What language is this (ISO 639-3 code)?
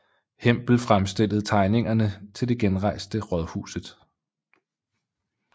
dan